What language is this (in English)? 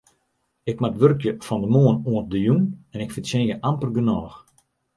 Western Frisian